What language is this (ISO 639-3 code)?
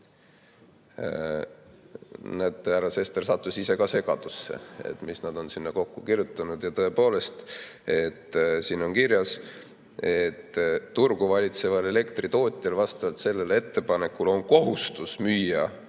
est